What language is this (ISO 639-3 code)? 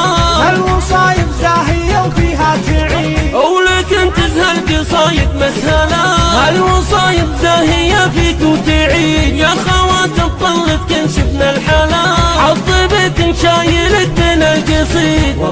ara